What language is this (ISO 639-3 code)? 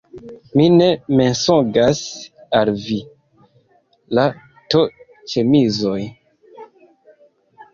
epo